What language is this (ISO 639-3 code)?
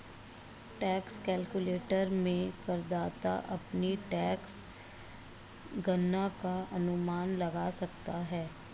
hin